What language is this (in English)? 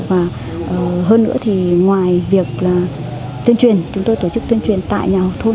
Vietnamese